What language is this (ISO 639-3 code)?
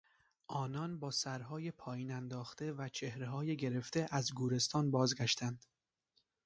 fas